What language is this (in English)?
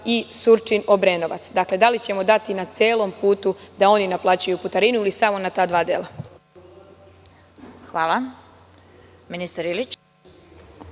Serbian